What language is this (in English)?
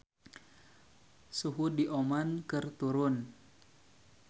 Sundanese